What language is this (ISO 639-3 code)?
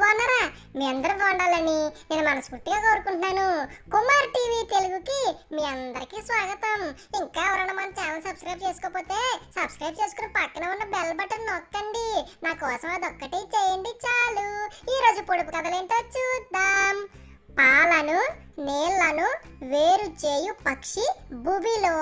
ron